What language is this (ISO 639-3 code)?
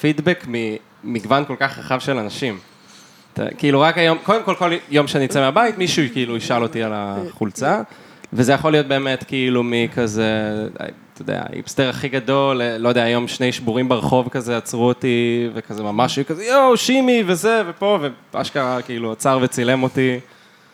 heb